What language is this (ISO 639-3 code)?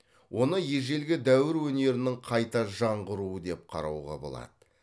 kaz